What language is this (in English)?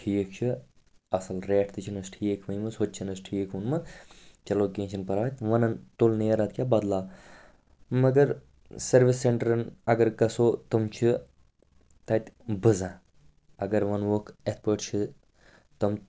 Kashmiri